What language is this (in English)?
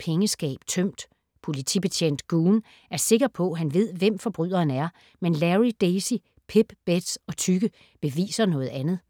Danish